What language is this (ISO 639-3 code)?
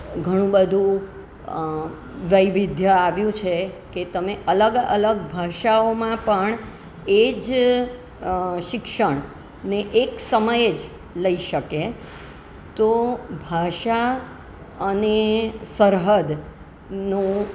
guj